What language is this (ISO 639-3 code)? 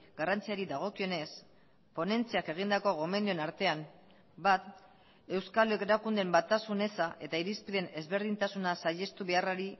eus